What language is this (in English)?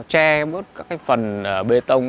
Vietnamese